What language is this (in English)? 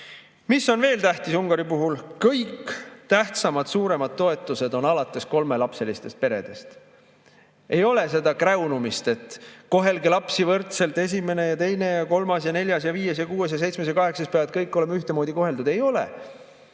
Estonian